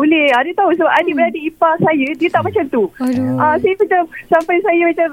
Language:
Malay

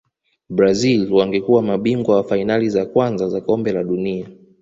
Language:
Swahili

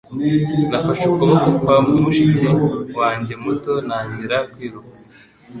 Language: Kinyarwanda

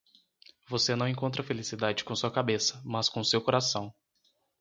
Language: Portuguese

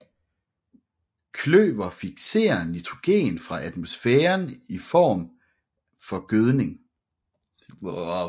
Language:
Danish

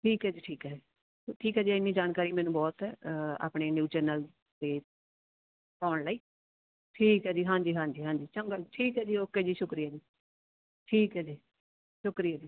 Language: Punjabi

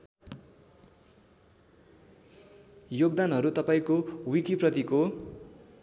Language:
Nepali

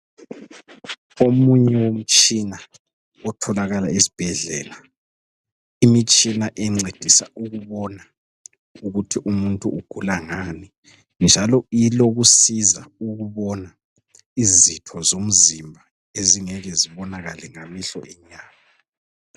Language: North Ndebele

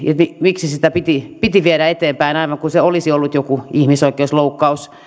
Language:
Finnish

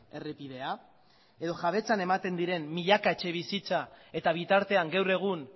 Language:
Basque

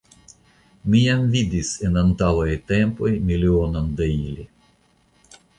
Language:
Esperanto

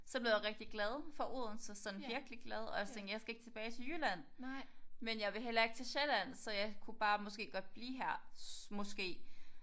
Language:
Danish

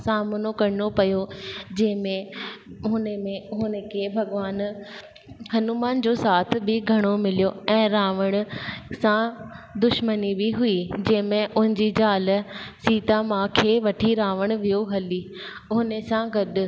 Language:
Sindhi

